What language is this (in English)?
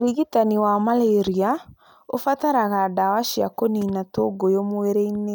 Kikuyu